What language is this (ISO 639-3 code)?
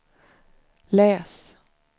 swe